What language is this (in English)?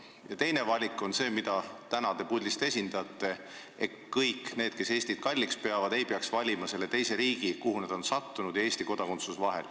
Estonian